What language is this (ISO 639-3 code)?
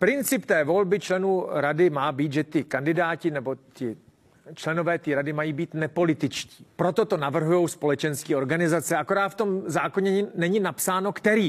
ces